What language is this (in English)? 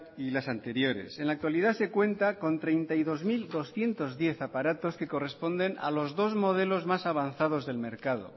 Spanish